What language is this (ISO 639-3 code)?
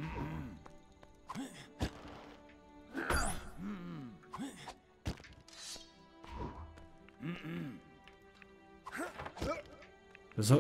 deu